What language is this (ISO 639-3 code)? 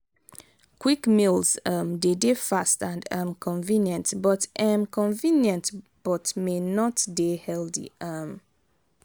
pcm